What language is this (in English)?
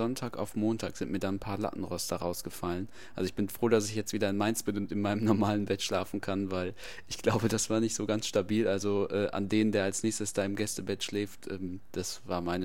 German